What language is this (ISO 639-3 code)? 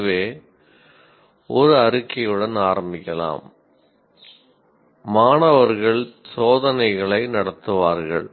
tam